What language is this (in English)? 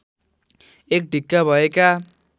Nepali